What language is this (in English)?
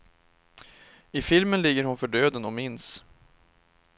Swedish